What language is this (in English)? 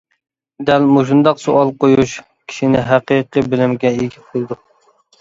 Uyghur